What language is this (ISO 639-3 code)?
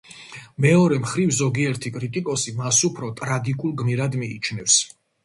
kat